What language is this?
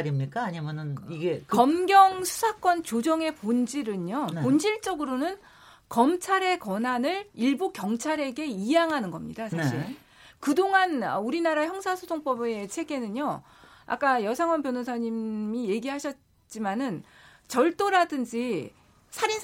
Korean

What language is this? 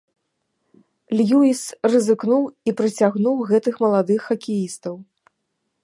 Belarusian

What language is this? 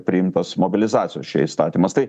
Lithuanian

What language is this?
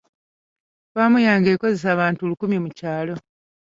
Ganda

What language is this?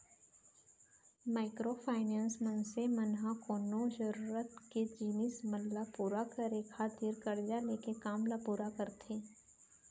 Chhattisgarhi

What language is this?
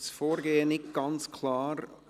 Swiss German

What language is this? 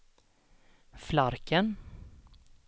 Swedish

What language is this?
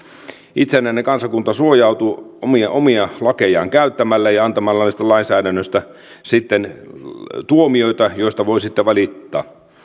Finnish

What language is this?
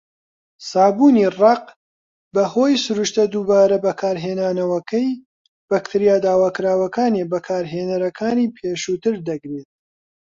Central Kurdish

